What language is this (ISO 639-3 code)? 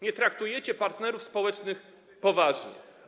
pol